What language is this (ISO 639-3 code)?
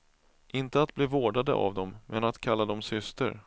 swe